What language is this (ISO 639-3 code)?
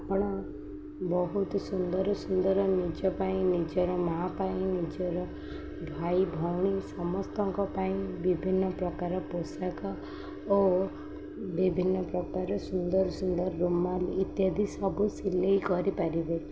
ori